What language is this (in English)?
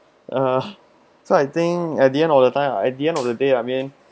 English